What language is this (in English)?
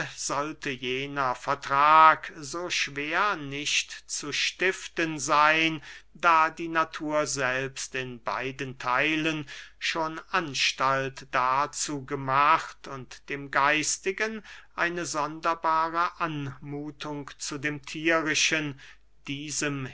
German